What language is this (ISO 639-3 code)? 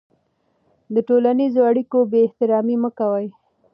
pus